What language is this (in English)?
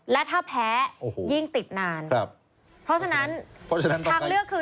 Thai